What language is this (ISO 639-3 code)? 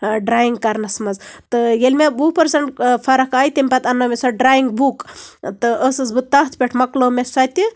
kas